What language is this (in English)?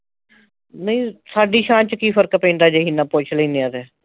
Punjabi